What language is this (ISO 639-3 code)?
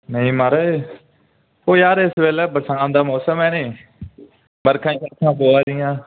doi